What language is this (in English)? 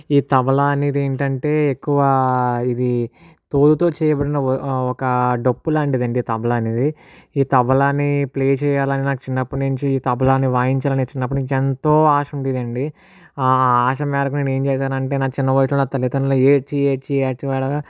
Telugu